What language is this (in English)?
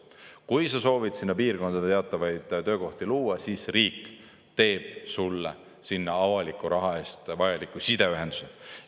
Estonian